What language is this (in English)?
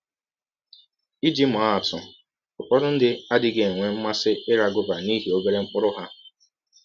Igbo